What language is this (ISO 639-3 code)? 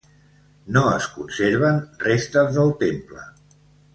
cat